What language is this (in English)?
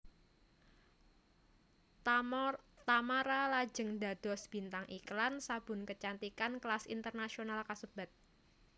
Javanese